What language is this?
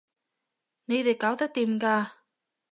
Cantonese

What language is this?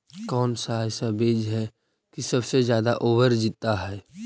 Magahi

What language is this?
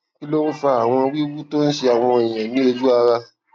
Yoruba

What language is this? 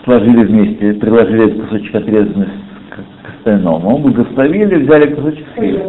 Russian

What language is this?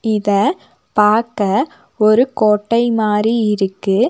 Tamil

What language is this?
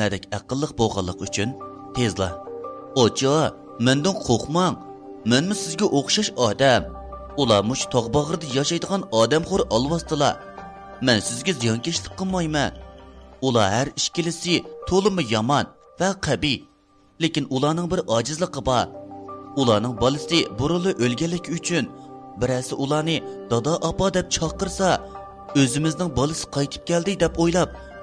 Turkish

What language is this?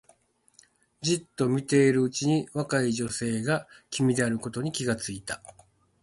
Japanese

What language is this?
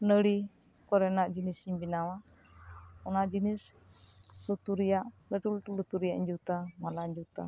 Santali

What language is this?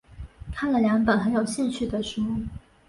Chinese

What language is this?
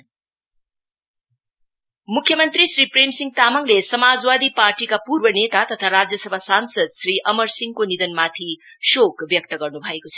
Nepali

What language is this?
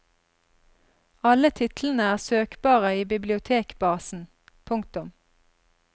Norwegian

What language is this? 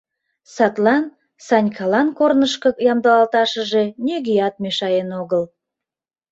Mari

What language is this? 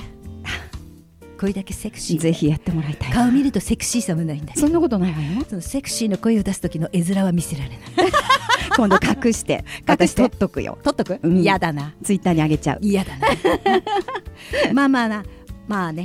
Japanese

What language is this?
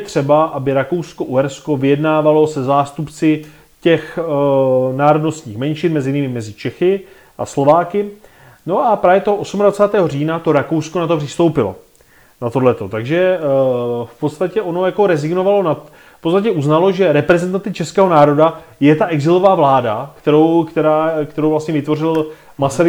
Czech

